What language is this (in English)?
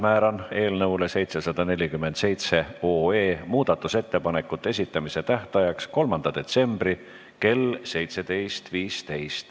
Estonian